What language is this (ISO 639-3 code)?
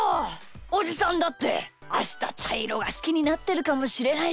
jpn